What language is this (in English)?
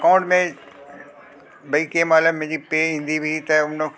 Sindhi